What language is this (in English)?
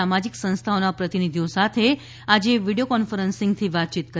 Gujarati